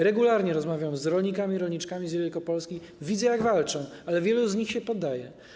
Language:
Polish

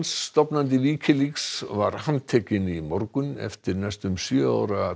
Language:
Icelandic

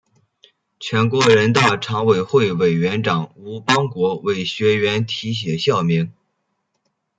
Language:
Chinese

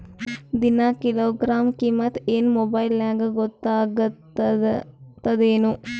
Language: Kannada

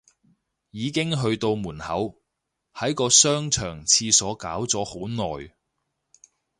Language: Cantonese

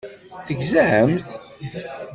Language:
Kabyle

